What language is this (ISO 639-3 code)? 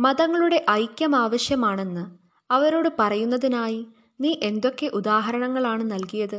mal